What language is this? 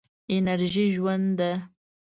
Pashto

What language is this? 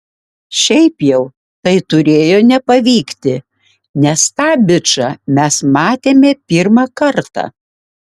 Lithuanian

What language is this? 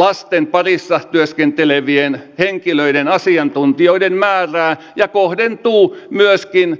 Finnish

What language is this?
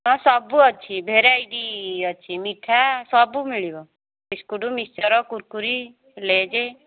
Odia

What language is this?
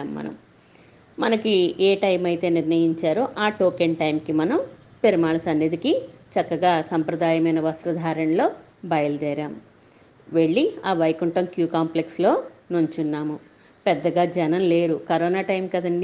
Telugu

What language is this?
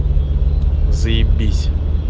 Russian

